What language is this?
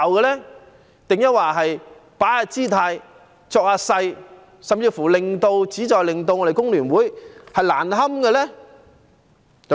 Cantonese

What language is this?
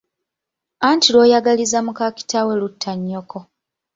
Ganda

